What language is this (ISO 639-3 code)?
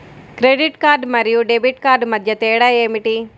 tel